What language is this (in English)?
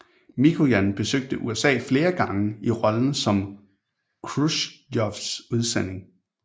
Danish